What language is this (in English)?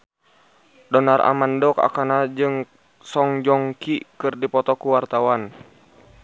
Sundanese